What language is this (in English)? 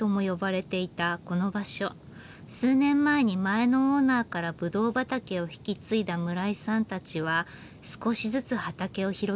Japanese